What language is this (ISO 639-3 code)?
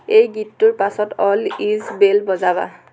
asm